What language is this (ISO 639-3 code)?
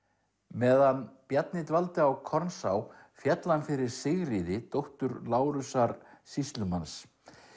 isl